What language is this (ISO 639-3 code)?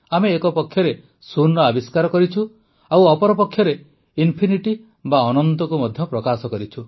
ori